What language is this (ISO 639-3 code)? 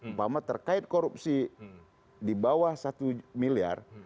ind